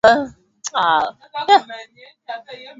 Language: Swahili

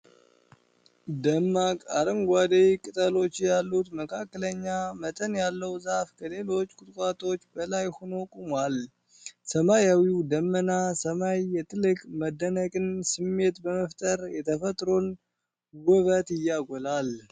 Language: Amharic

